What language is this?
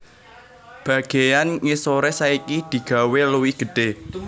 Javanese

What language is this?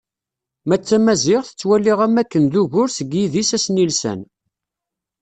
Kabyle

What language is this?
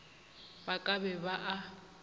Northern Sotho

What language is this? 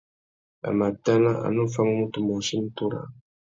Tuki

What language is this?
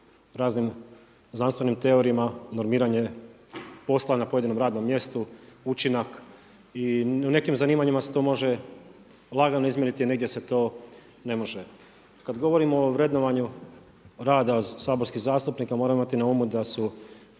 Croatian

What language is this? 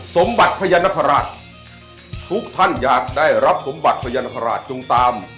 Thai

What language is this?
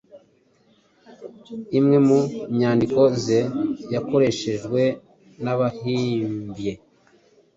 Kinyarwanda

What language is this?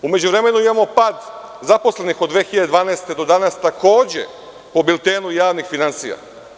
Serbian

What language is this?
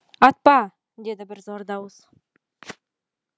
Kazakh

